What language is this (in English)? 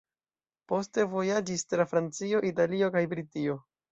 Esperanto